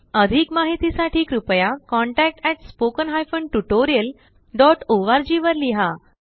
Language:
Marathi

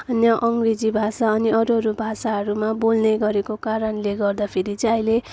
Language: Nepali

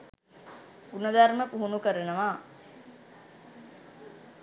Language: Sinhala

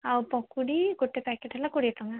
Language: Odia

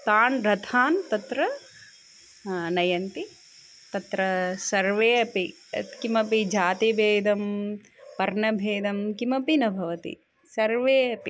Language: Sanskrit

